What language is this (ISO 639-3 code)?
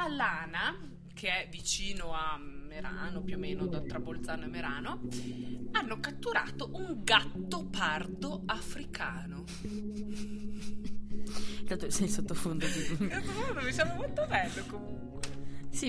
ita